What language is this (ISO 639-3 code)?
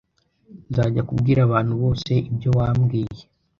kin